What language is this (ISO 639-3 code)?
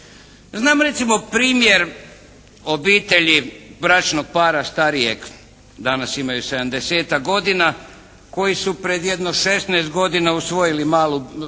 hrv